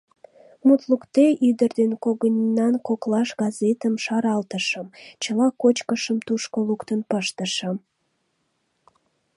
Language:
Mari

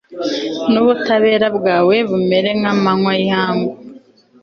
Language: Kinyarwanda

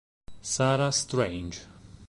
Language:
Italian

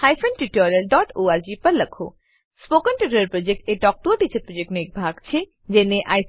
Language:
Gujarati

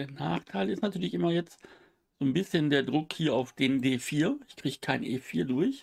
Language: German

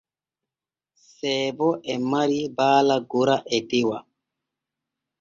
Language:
Borgu Fulfulde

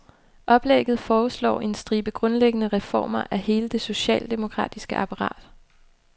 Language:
Danish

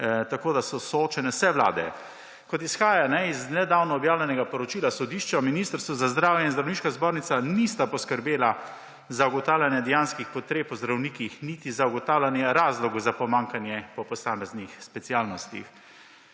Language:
Slovenian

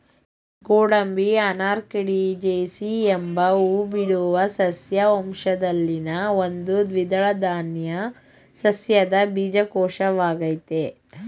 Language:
Kannada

